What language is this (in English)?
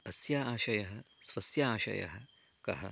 Sanskrit